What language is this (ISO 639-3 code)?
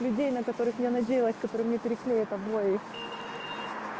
rus